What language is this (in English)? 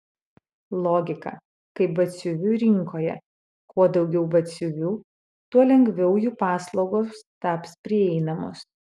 Lithuanian